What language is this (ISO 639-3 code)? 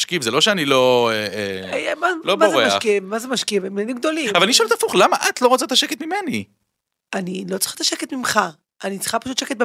heb